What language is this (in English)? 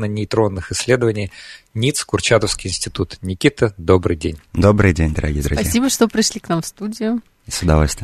Russian